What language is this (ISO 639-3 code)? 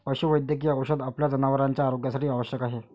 mar